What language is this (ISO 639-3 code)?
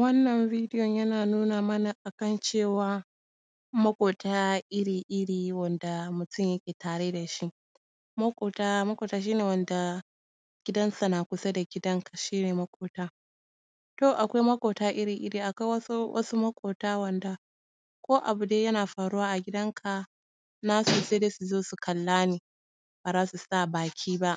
hau